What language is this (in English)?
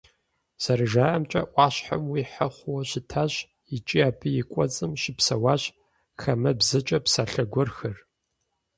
Kabardian